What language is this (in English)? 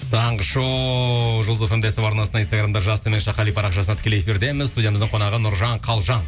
Kazakh